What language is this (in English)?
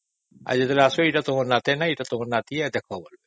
Odia